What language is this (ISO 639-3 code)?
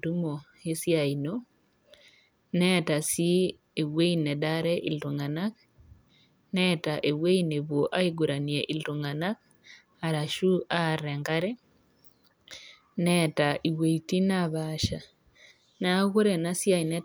mas